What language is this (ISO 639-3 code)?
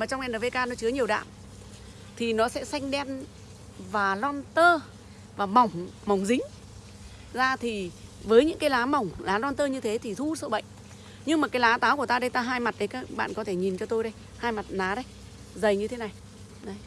vie